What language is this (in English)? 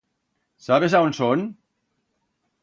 Aragonese